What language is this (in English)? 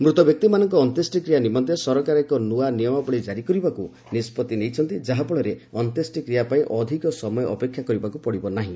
Odia